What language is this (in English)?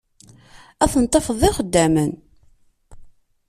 Kabyle